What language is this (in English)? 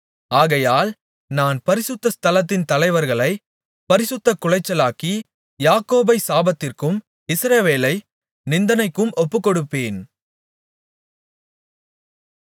Tamil